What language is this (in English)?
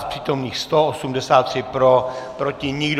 Czech